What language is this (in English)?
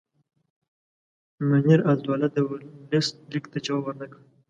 Pashto